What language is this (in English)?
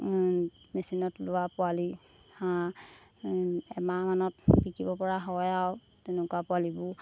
Assamese